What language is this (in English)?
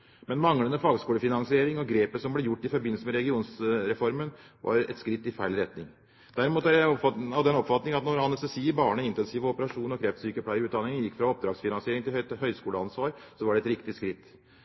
Norwegian Bokmål